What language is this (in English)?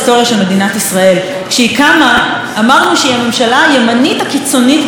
Hebrew